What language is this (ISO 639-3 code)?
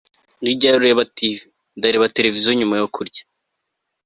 kin